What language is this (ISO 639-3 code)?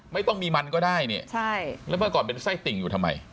tha